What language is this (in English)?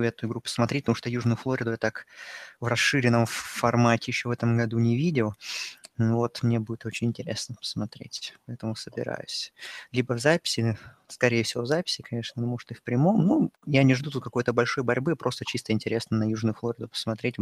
Russian